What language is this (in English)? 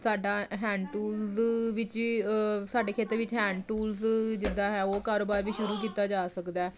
Punjabi